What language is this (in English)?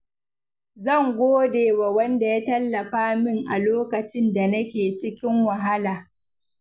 Hausa